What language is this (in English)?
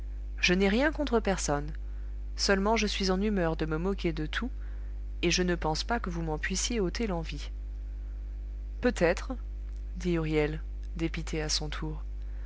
French